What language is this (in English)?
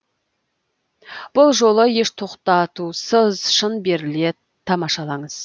Kazakh